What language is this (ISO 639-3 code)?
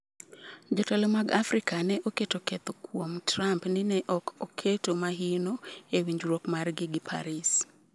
luo